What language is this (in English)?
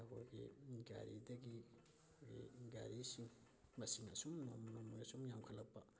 Manipuri